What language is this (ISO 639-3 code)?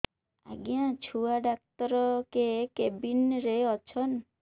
ori